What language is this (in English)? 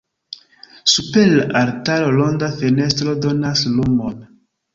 Esperanto